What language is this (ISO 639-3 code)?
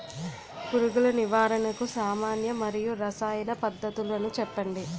tel